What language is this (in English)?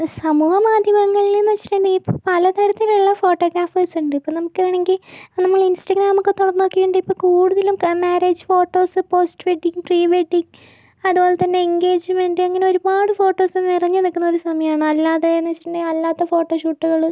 Malayalam